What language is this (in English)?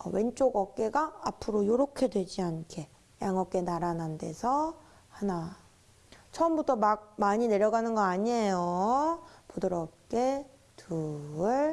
Korean